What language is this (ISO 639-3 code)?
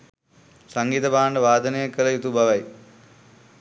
sin